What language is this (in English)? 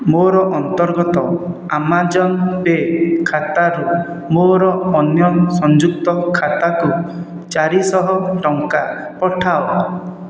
Odia